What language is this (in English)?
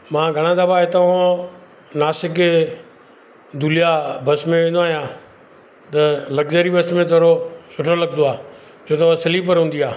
Sindhi